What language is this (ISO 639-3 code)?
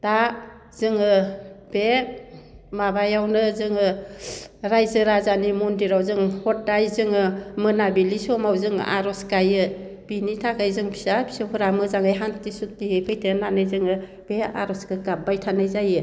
brx